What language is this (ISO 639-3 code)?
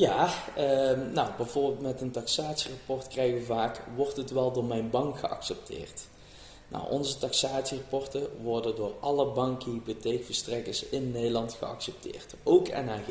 nld